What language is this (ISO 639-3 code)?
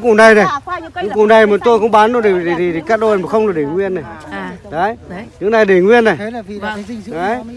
vie